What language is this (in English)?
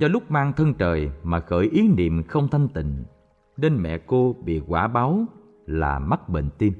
Vietnamese